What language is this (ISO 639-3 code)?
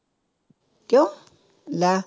pan